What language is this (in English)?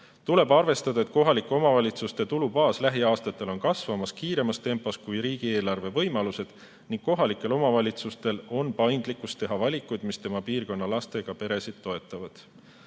Estonian